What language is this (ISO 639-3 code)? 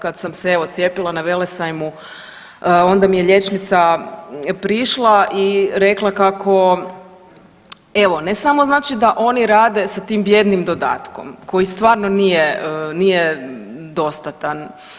hrv